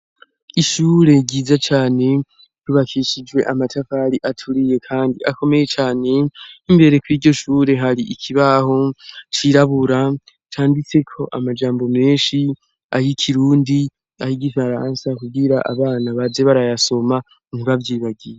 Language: Rundi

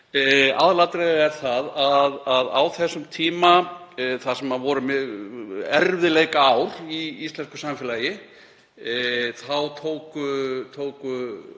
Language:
Icelandic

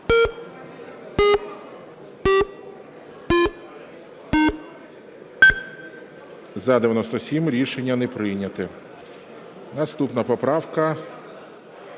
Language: Ukrainian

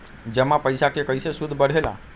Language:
Magahi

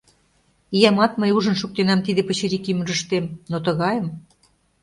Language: Mari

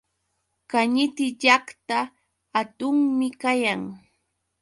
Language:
Yauyos Quechua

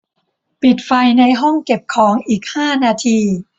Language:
Thai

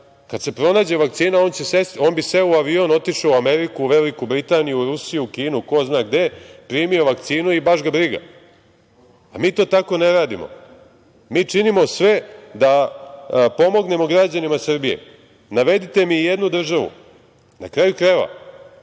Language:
Serbian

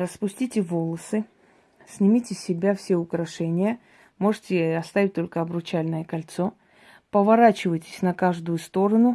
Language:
Russian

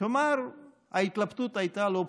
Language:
Hebrew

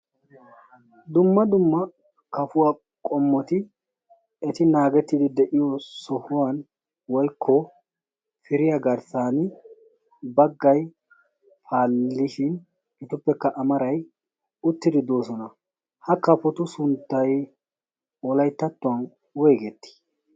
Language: Wolaytta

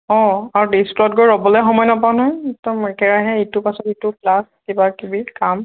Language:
Assamese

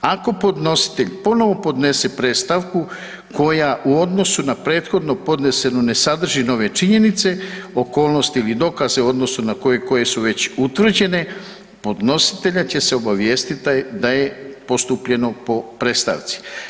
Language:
Croatian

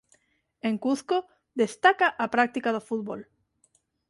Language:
Galician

